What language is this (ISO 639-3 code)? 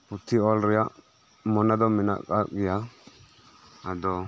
sat